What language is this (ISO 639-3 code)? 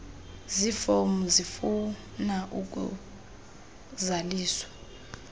xho